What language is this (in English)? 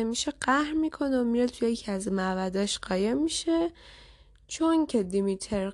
Persian